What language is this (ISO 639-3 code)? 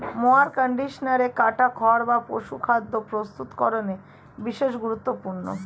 ben